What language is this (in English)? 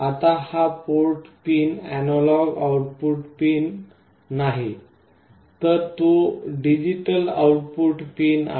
Marathi